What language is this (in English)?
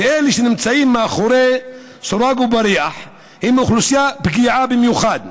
Hebrew